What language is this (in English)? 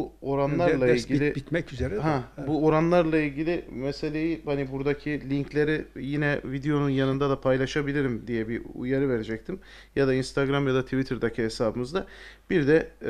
Turkish